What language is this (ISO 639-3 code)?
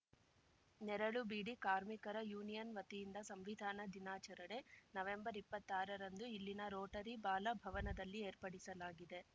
kan